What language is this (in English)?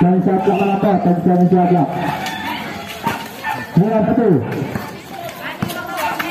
Indonesian